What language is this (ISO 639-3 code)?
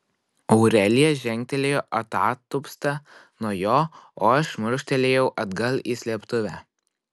lit